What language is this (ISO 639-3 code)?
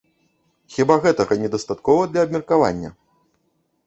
bel